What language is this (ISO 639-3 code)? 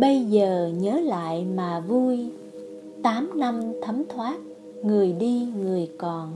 vie